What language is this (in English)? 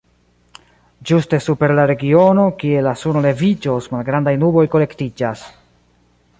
Esperanto